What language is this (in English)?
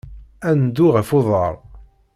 Kabyle